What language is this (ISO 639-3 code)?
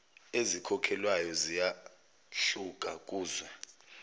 zul